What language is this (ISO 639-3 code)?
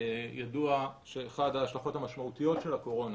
heb